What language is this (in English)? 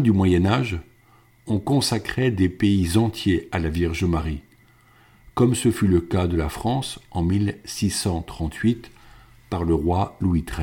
French